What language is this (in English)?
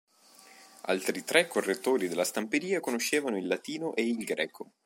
Italian